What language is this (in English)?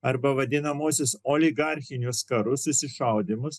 Lithuanian